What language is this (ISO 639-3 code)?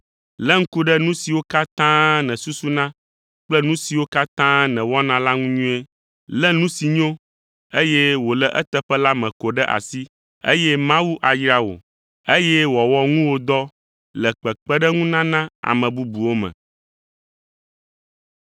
ewe